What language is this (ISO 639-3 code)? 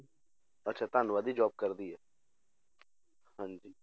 pan